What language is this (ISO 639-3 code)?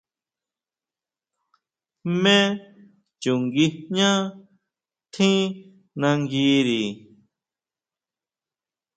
mau